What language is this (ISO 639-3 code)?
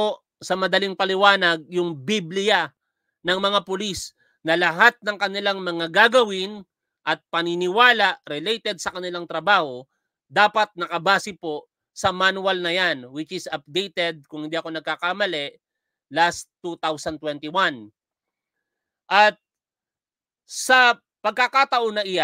fil